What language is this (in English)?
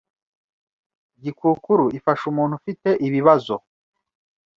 Kinyarwanda